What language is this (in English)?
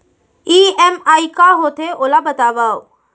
Chhattisgarhi